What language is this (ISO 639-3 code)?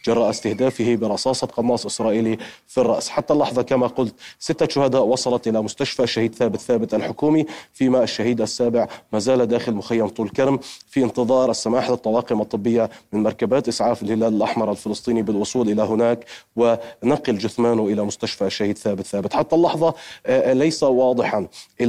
ara